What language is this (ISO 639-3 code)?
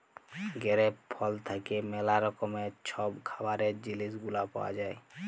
ben